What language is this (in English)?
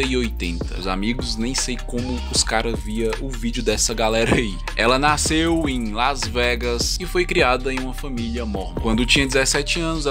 Portuguese